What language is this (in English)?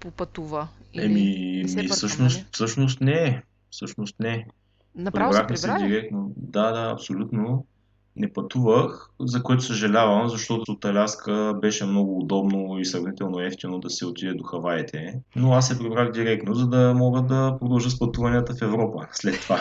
Bulgarian